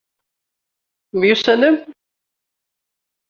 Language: Kabyle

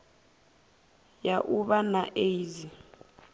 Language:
Venda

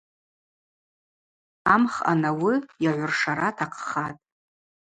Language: Abaza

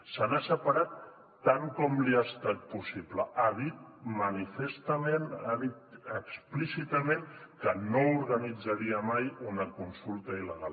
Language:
Catalan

